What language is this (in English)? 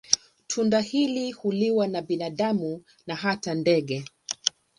Swahili